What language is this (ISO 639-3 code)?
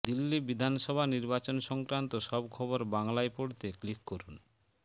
ben